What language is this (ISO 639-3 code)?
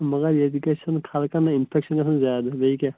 kas